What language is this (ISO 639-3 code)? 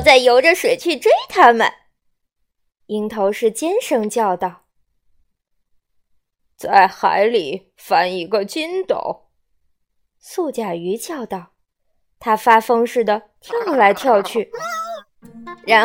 zho